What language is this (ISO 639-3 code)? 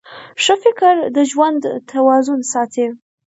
pus